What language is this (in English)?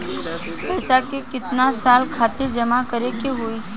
Bhojpuri